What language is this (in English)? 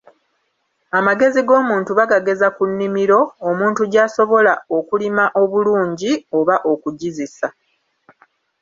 Ganda